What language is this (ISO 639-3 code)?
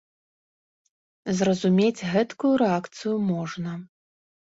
bel